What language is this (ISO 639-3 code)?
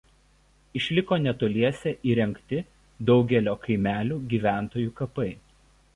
lit